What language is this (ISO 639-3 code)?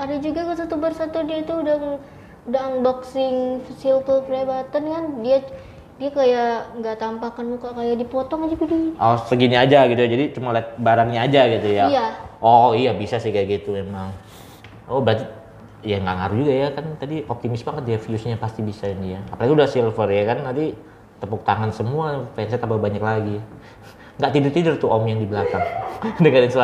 ind